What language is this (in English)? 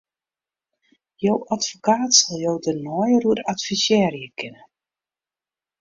Western Frisian